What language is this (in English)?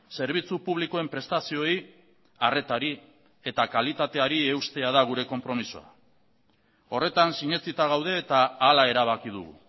Basque